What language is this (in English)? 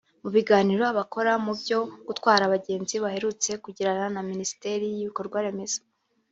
Kinyarwanda